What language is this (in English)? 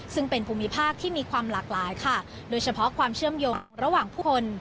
Thai